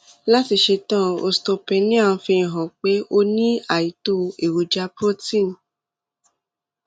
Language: Yoruba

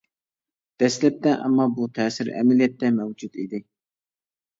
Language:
Uyghur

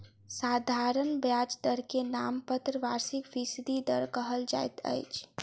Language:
Maithili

